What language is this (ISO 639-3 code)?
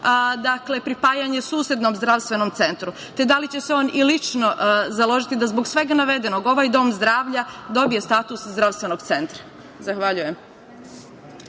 srp